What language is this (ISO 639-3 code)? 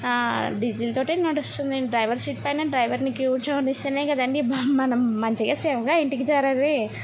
tel